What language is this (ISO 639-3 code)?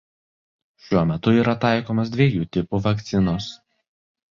lit